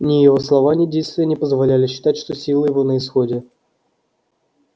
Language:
Russian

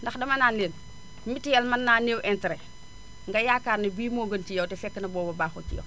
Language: Wolof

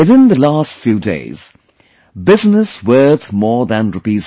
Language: English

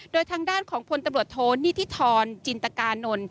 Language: Thai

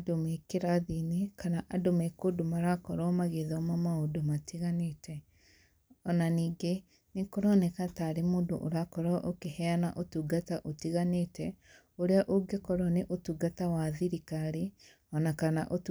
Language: Kikuyu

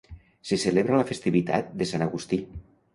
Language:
Catalan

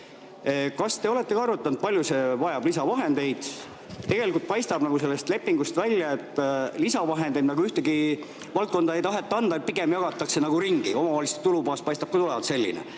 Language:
Estonian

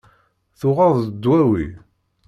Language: Kabyle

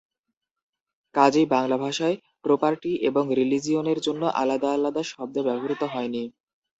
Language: Bangla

